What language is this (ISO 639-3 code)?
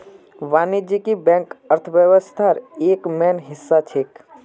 mag